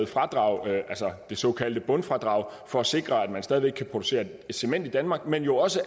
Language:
Danish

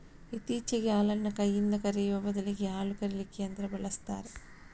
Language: Kannada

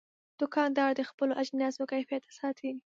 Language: Pashto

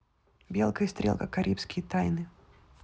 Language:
Russian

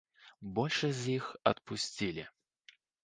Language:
Belarusian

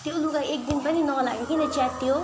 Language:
Nepali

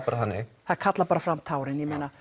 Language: Icelandic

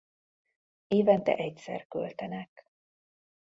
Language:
Hungarian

